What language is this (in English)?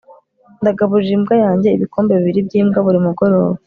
Kinyarwanda